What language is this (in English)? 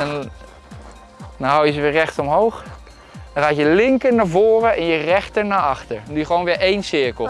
Dutch